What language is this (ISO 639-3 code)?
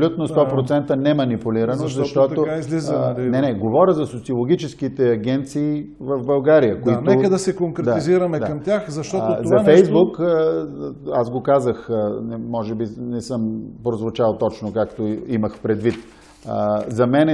bul